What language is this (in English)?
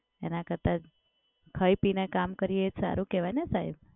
Gujarati